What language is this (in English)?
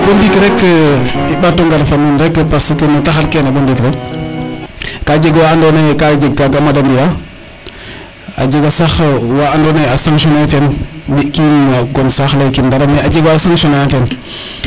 Serer